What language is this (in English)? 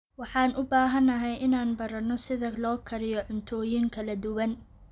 Somali